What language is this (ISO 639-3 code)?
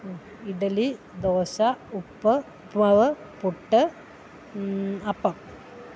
mal